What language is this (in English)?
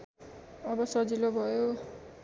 Nepali